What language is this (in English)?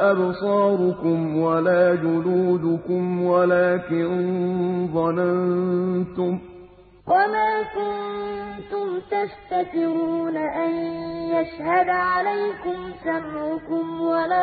Arabic